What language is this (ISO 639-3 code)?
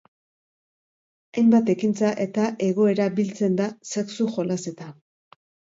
eus